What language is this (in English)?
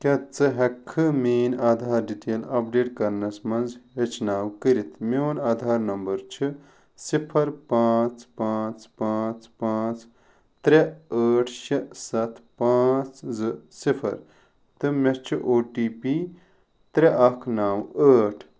Kashmiri